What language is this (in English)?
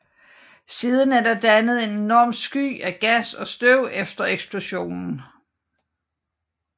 Danish